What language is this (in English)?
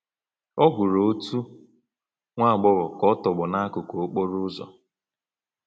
Igbo